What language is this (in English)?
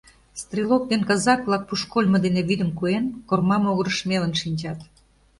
Mari